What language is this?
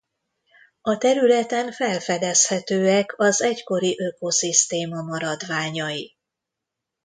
Hungarian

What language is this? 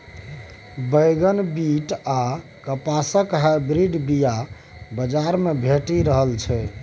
Maithili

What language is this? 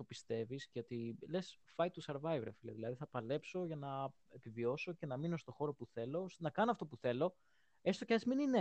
Greek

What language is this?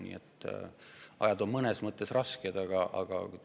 Estonian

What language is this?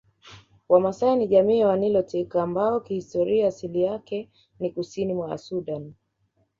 Swahili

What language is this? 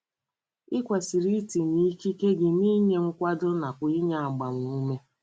Igbo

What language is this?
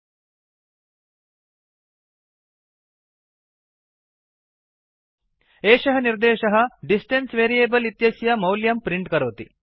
Sanskrit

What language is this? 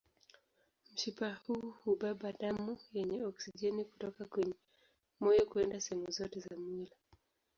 Swahili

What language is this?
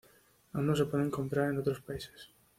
Spanish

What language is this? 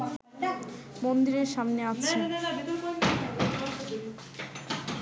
Bangla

